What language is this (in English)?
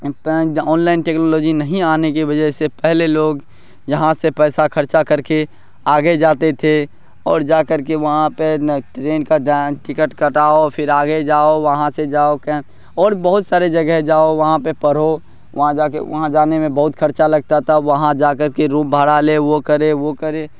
Urdu